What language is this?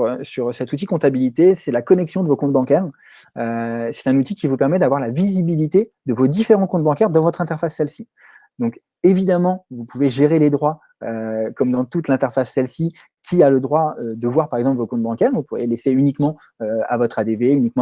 French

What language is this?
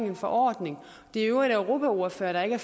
Danish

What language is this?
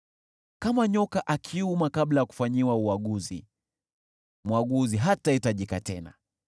Swahili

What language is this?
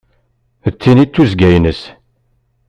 Kabyle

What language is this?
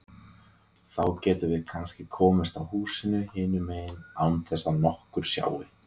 Icelandic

